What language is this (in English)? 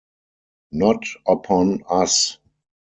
English